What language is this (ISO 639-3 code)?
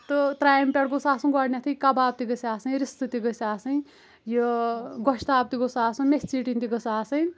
kas